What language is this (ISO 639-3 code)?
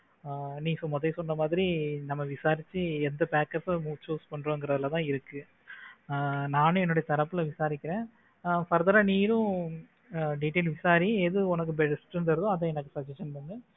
tam